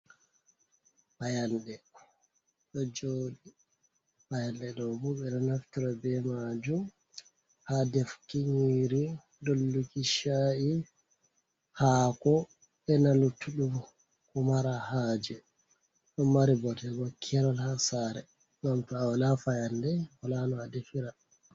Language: Fula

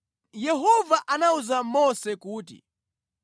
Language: Nyanja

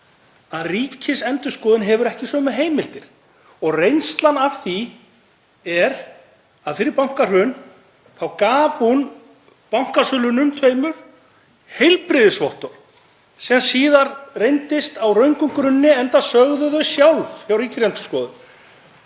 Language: Icelandic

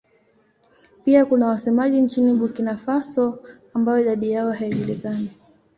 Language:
Swahili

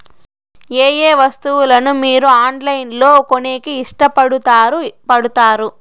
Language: Telugu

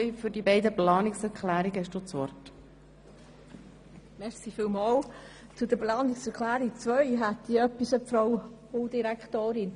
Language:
Swiss German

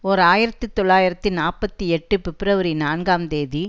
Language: Tamil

